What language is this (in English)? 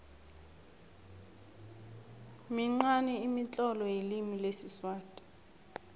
South Ndebele